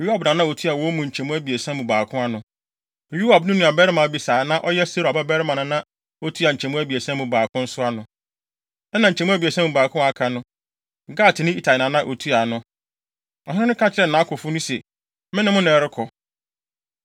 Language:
Akan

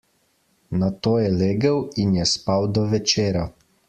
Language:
Slovenian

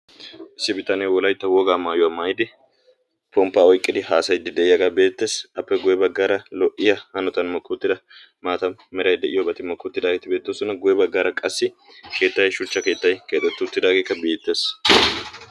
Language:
Wolaytta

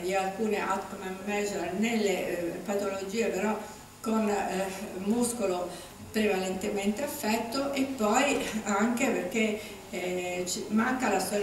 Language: Italian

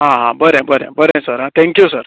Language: Konkani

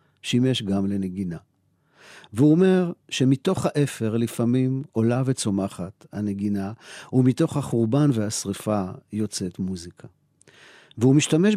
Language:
Hebrew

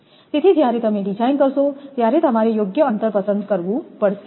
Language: Gujarati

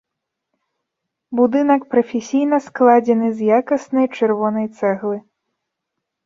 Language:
Belarusian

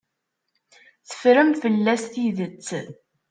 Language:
Kabyle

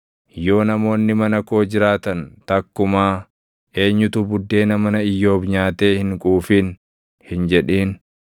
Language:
Oromo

